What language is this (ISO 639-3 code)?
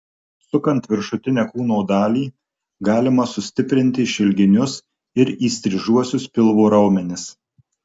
lit